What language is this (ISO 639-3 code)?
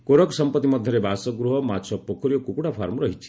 ori